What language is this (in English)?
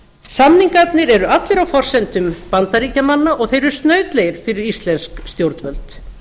Icelandic